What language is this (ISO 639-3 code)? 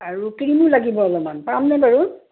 asm